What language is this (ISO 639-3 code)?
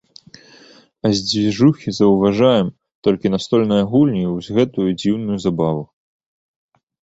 bel